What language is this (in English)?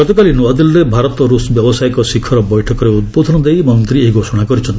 Odia